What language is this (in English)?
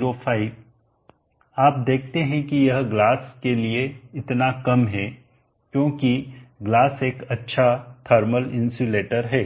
Hindi